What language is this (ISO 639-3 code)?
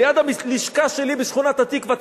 heb